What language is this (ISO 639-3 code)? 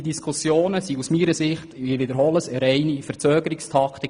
gsw